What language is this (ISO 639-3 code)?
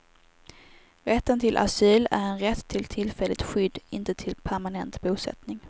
swe